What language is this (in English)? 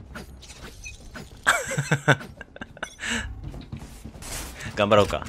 Japanese